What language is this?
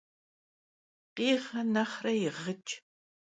Kabardian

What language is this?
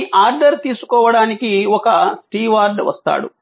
Telugu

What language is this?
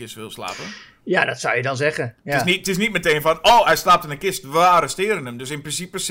Dutch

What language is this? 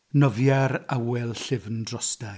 Welsh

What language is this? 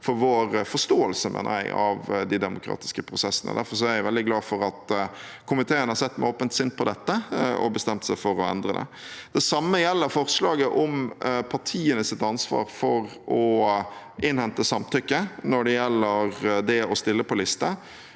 Norwegian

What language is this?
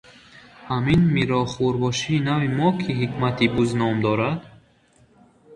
Tajik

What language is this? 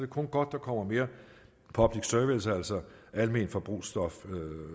Danish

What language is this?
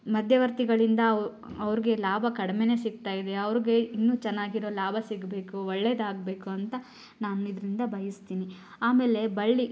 Kannada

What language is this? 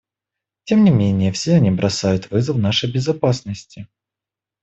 Russian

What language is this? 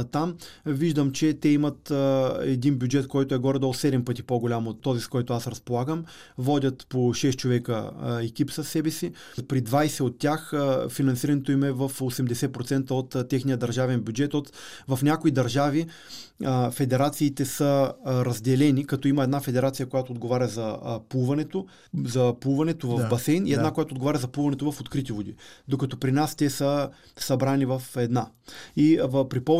Bulgarian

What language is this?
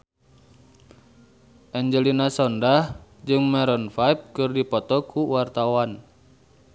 Sundanese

